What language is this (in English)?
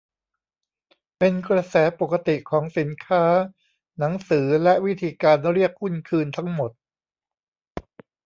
Thai